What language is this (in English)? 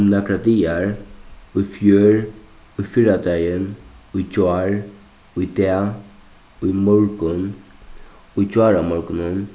Faroese